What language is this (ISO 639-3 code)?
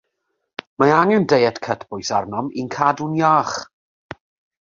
cym